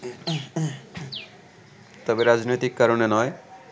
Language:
Bangla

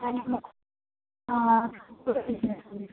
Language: Assamese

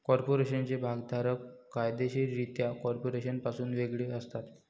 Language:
Marathi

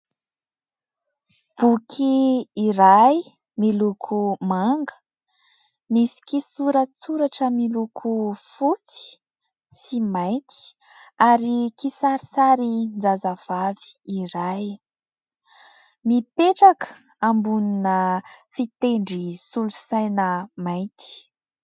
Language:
Malagasy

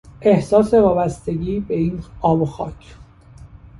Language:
Persian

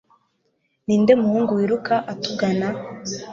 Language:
Kinyarwanda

